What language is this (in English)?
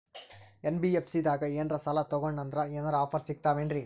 Kannada